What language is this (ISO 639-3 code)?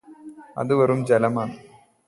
mal